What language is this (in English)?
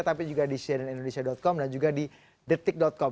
Indonesian